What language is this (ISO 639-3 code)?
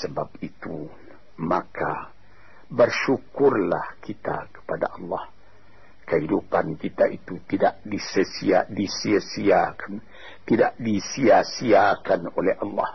msa